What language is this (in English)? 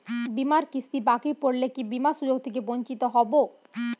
Bangla